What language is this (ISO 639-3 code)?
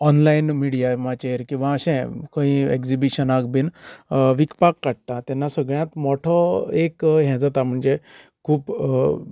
kok